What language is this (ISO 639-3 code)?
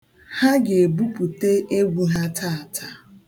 ibo